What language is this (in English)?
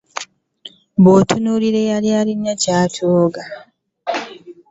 Ganda